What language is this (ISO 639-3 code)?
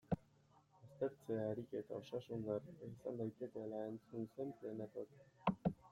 eus